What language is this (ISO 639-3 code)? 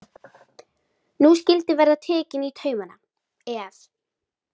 isl